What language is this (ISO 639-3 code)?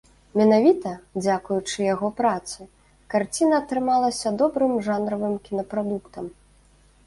bel